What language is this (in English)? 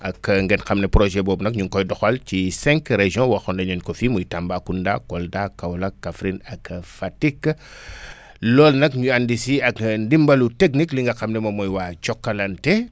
Wolof